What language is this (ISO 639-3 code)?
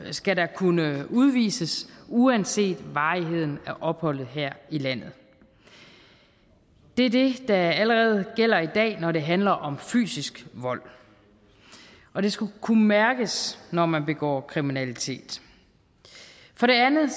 dan